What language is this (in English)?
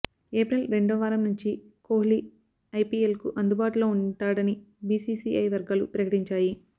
Telugu